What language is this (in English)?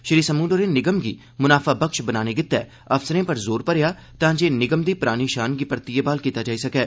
Dogri